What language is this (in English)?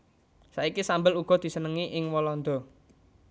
Javanese